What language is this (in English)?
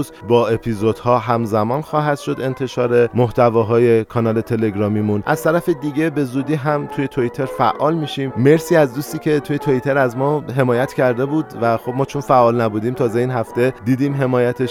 Persian